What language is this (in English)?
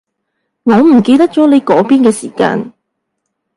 Cantonese